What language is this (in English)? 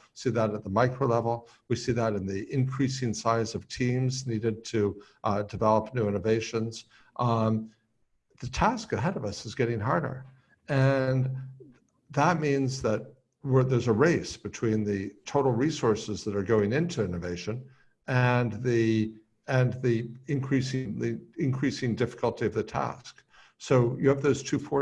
English